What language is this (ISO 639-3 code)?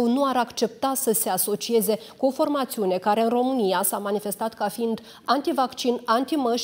ron